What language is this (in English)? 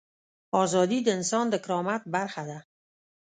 Pashto